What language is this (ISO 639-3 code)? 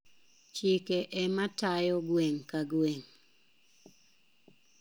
luo